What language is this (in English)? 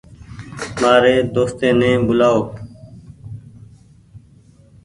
Goaria